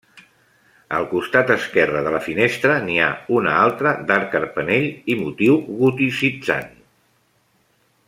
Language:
Catalan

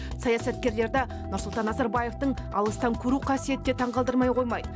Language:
Kazakh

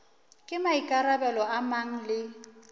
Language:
Northern Sotho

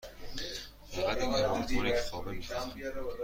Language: Persian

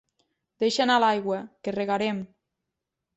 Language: Catalan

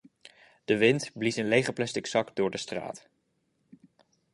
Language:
Dutch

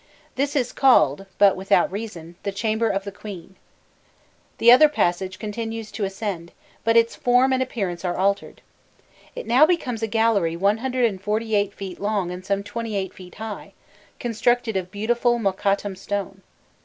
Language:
English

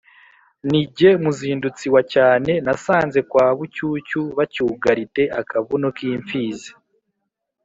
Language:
Kinyarwanda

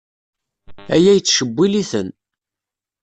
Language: Kabyle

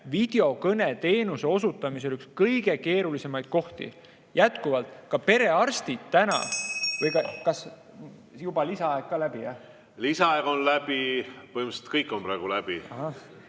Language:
Estonian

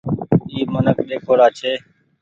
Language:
Goaria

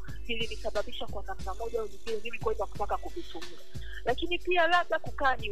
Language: Swahili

